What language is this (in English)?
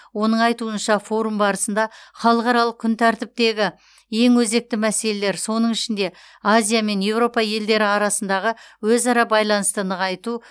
Kazakh